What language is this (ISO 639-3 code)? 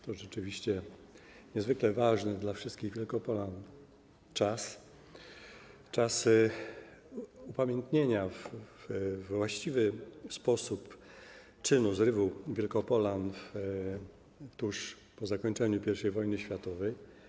pol